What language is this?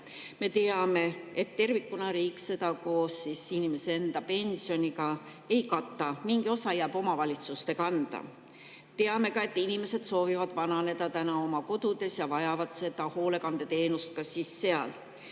Estonian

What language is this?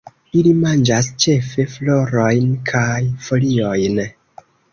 Esperanto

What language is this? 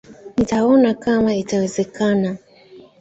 Swahili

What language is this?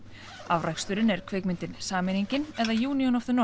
Icelandic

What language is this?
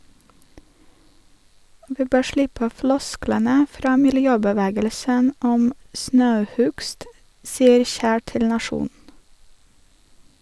Norwegian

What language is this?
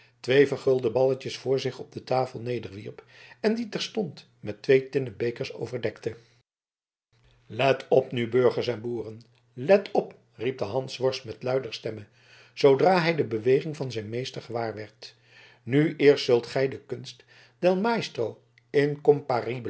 Dutch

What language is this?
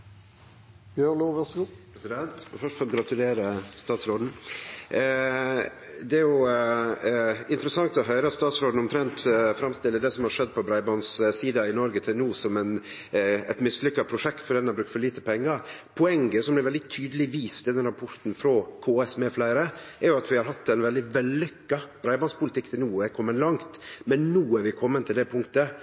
Norwegian Nynorsk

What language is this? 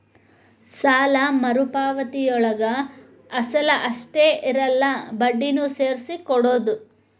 Kannada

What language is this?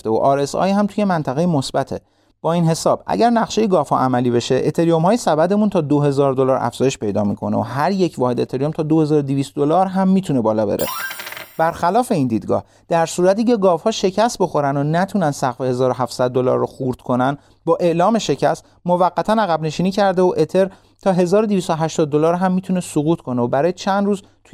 Persian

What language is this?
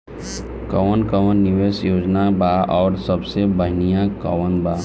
Bhojpuri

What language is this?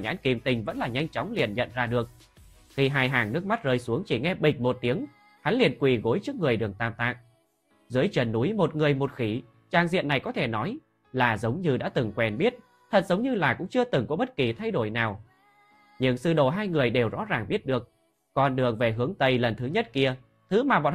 Vietnamese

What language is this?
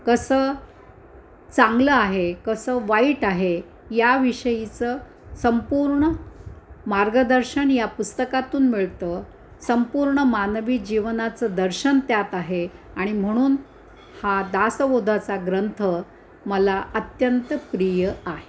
Marathi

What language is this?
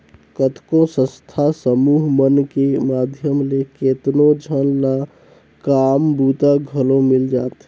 Chhattisgarhi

